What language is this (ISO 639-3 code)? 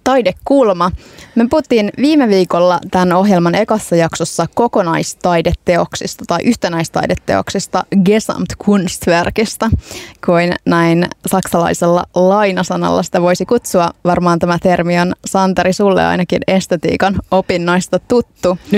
fin